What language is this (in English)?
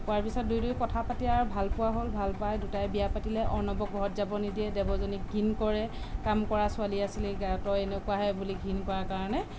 Assamese